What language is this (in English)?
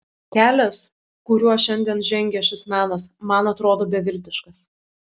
Lithuanian